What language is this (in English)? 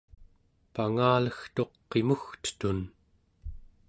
Central Yupik